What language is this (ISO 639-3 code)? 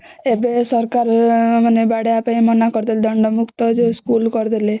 ori